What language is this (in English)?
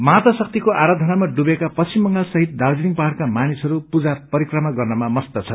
Nepali